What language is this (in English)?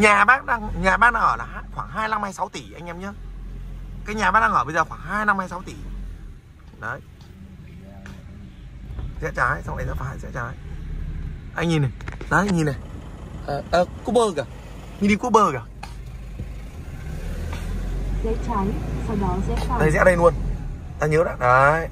Vietnamese